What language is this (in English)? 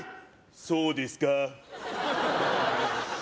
Japanese